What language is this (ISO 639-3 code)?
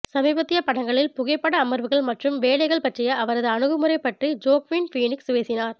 tam